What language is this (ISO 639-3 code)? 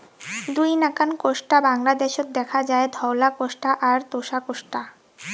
ben